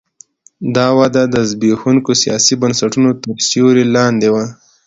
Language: Pashto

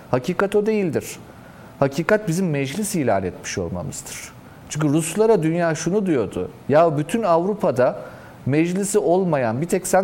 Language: Turkish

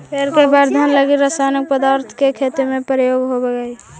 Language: Magahi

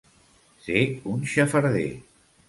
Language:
Catalan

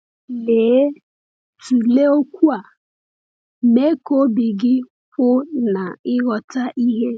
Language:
Igbo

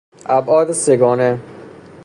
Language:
Persian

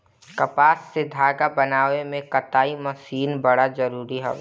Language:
Bhojpuri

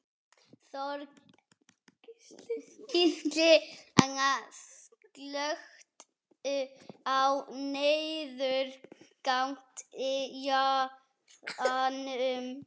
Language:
Icelandic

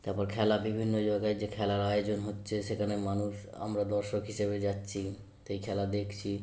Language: Bangla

